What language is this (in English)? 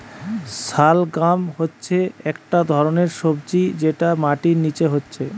Bangla